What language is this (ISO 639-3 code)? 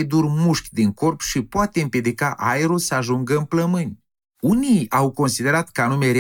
ron